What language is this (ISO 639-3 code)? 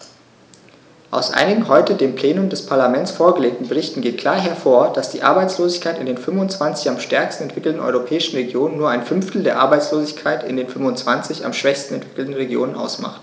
deu